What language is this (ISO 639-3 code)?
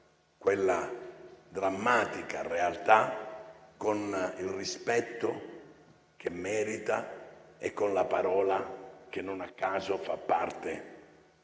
ita